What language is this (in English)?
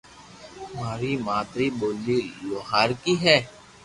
Loarki